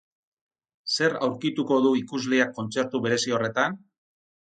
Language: Basque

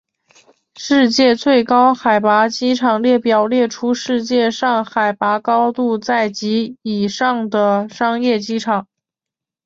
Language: Chinese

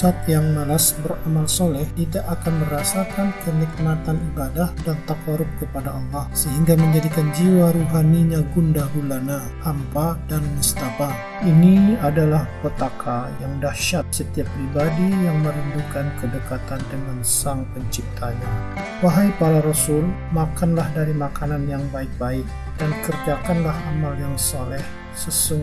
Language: Indonesian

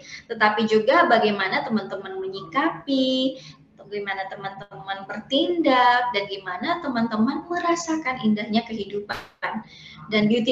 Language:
Indonesian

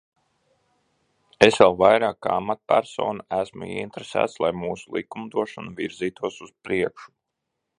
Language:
Latvian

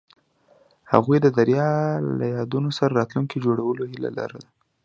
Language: Pashto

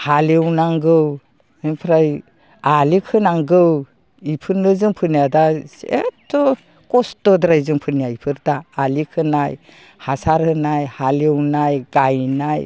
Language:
Bodo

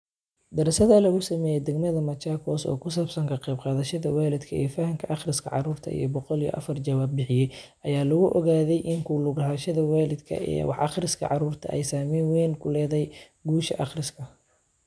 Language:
Somali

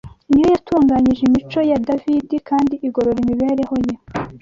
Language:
Kinyarwanda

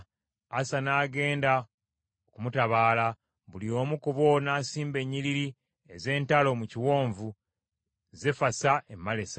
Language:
Ganda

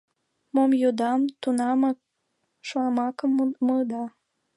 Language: Mari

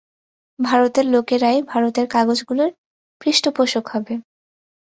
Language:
Bangla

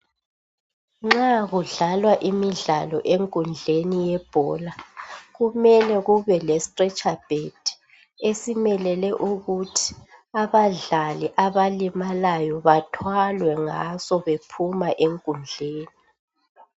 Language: North Ndebele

